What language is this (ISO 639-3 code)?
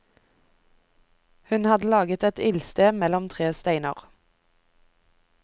nor